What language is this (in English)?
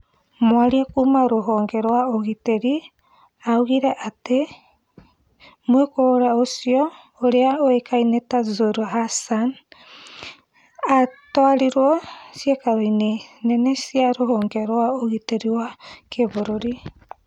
Kikuyu